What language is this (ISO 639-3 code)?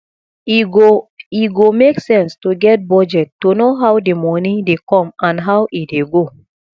pcm